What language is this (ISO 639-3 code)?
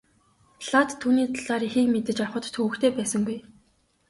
mon